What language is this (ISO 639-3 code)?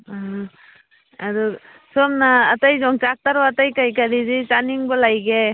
mni